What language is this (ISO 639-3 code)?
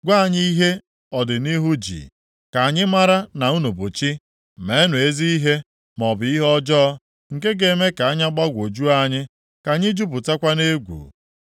ibo